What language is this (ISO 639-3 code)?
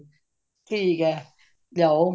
pan